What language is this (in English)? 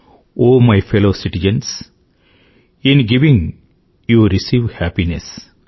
Telugu